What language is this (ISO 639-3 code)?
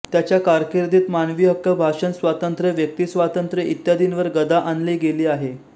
mar